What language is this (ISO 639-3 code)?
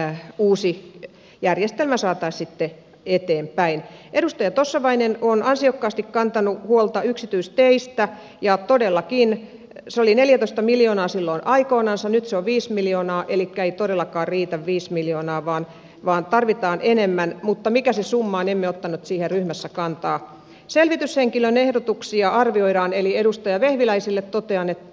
fin